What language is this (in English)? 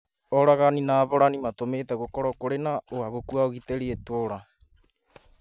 Kikuyu